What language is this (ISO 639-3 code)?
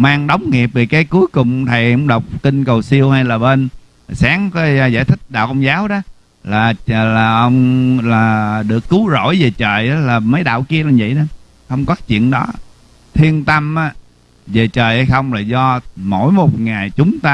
vie